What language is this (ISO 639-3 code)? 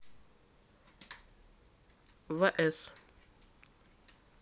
rus